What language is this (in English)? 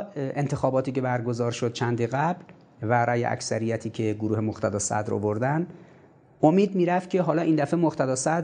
Persian